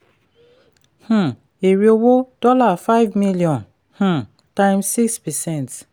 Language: Yoruba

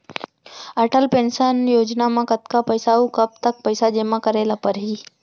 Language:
Chhattisgarhi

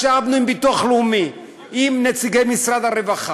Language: Hebrew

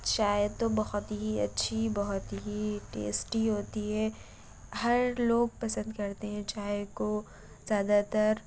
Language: Urdu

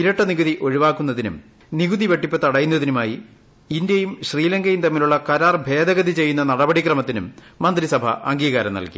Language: Malayalam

